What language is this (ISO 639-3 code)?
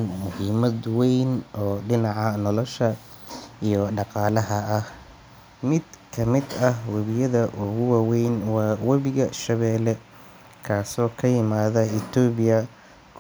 som